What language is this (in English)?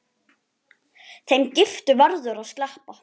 Icelandic